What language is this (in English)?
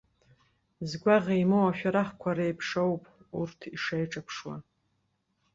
Abkhazian